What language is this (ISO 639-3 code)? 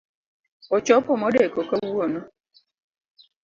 luo